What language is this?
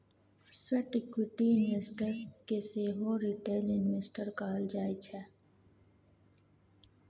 Maithili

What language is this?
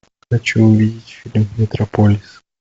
Russian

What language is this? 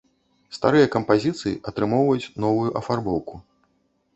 Belarusian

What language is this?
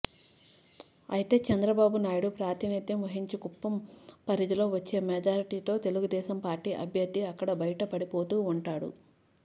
Telugu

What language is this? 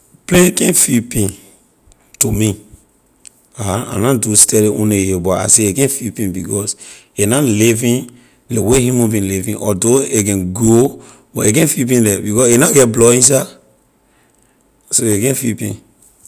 Liberian English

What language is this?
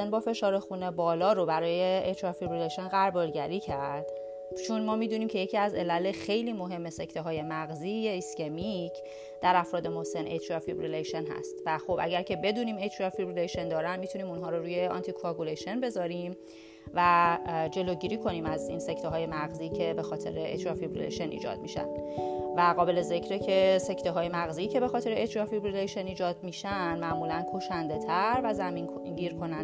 Persian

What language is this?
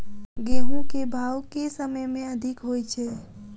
Maithili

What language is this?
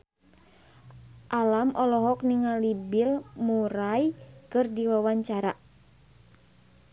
Sundanese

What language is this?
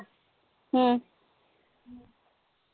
Marathi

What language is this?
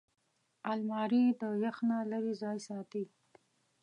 Pashto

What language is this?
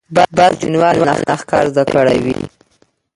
Pashto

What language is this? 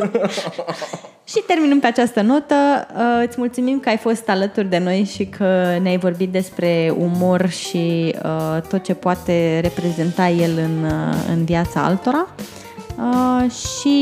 Romanian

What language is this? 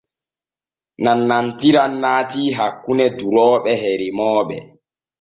Borgu Fulfulde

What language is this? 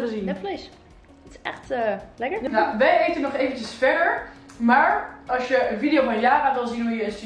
Dutch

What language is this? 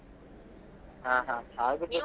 Kannada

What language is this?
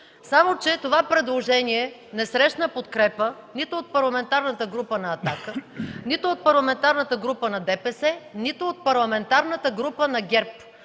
Bulgarian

